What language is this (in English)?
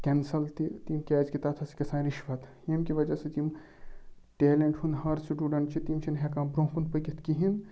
Kashmiri